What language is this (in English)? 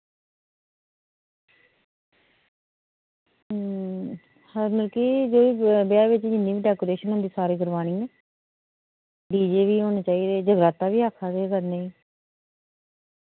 Dogri